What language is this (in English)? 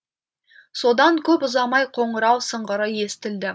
Kazakh